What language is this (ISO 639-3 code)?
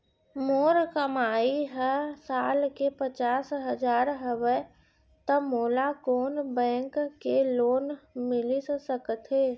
hne